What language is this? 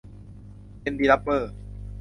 Thai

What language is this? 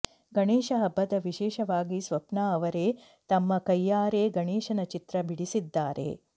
Kannada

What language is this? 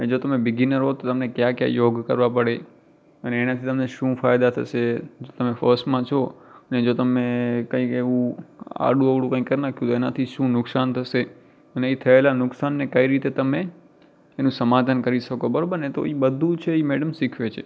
Gujarati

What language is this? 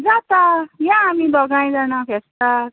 Konkani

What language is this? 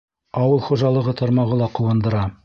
Bashkir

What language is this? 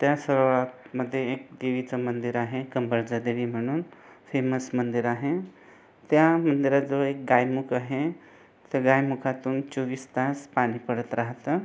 Marathi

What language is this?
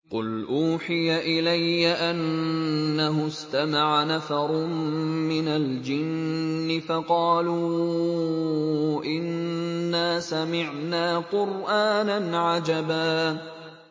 Arabic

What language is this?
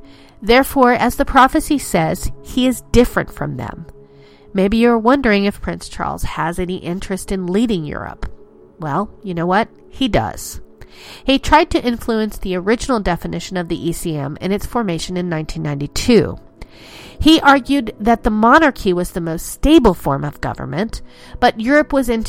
English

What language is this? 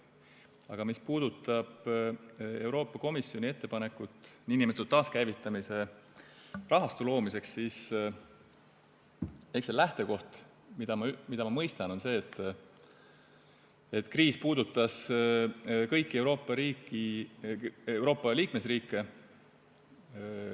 Estonian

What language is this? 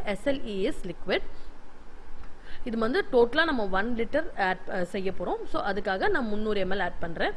Tamil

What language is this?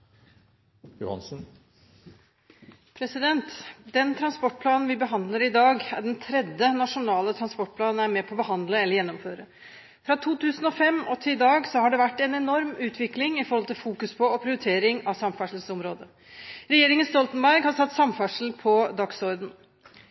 Norwegian Bokmål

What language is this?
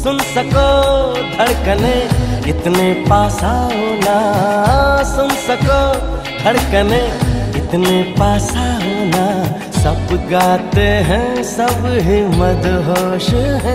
Hindi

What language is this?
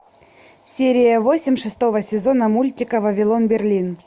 Russian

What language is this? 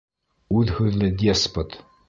Bashkir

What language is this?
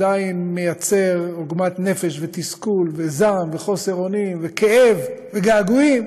Hebrew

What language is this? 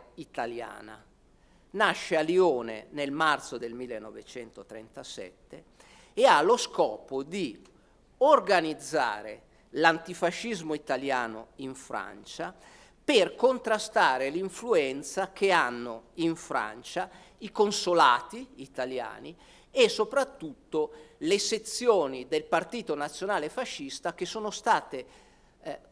Italian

